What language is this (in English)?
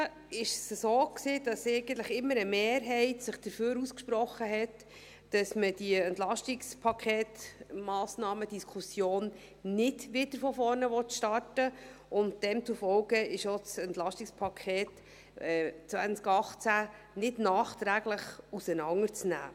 Swiss German